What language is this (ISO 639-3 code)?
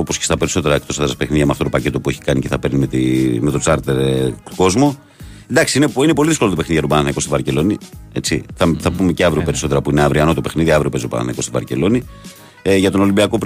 ell